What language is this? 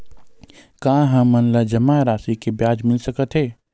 Chhattisgarhi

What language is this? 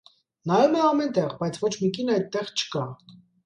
Armenian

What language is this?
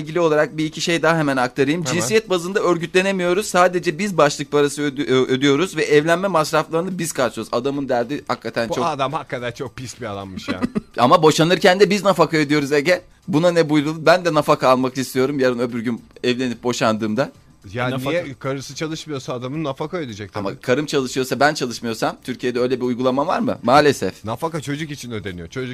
Turkish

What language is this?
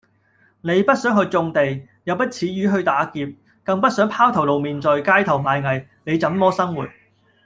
Cantonese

